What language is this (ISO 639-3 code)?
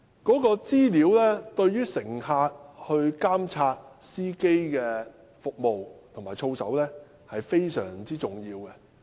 yue